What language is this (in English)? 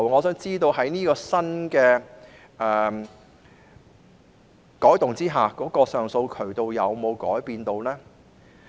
Cantonese